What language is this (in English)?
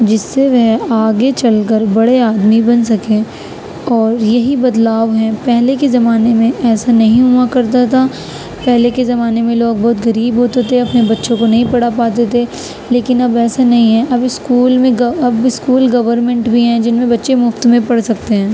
Urdu